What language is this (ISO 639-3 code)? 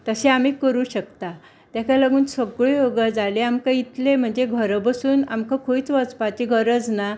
kok